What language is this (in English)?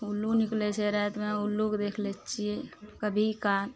Maithili